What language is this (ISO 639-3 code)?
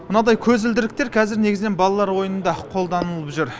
kaz